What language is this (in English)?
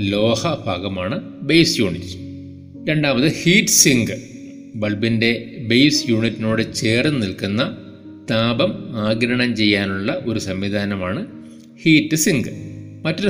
Malayalam